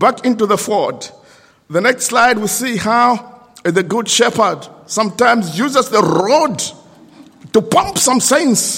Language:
English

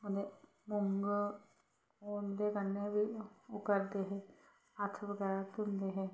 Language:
Dogri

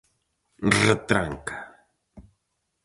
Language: Galician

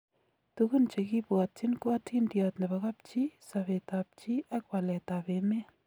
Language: Kalenjin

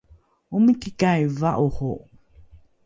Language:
Rukai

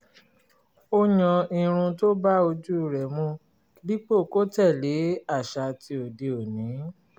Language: Yoruba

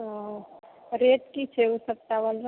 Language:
Maithili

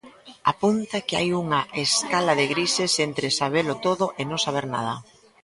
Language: Galician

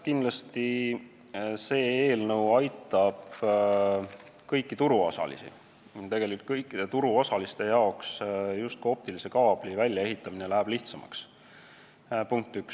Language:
Estonian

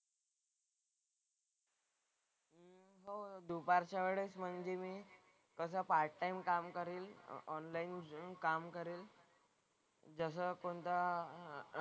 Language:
Marathi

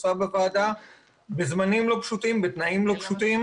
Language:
Hebrew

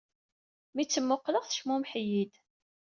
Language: Kabyle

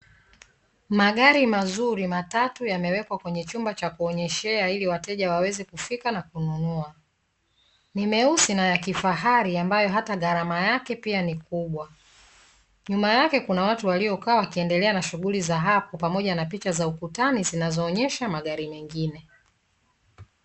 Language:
Swahili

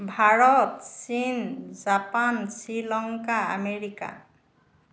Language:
Assamese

